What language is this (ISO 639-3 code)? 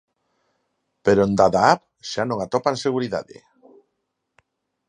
glg